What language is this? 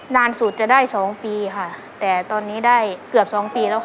Thai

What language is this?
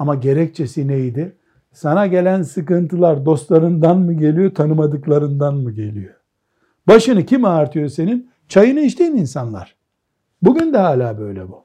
Turkish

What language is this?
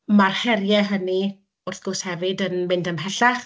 Welsh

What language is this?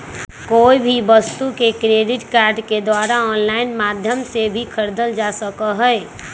Magahi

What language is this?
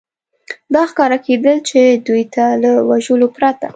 Pashto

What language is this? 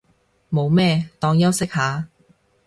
Cantonese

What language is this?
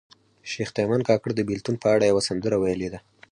Pashto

